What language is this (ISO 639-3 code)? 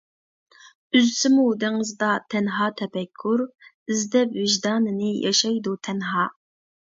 uig